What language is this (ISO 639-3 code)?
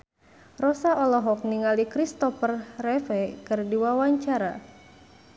sun